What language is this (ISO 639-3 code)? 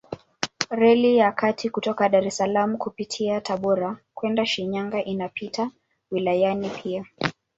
swa